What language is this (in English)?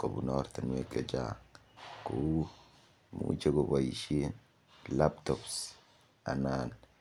Kalenjin